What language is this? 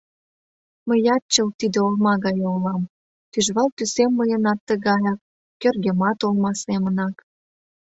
Mari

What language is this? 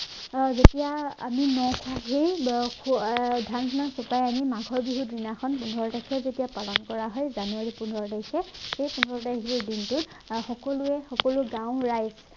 Assamese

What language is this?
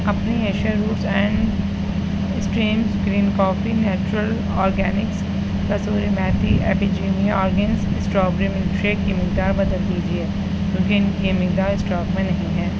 Urdu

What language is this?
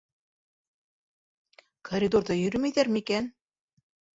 Bashkir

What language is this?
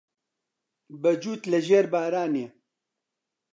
Central Kurdish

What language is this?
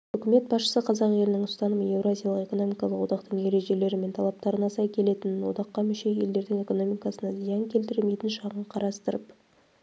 Kazakh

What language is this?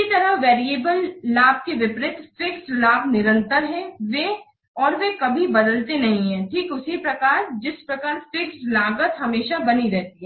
Hindi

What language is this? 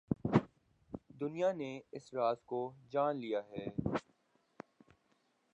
Urdu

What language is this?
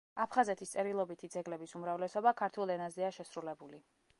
Georgian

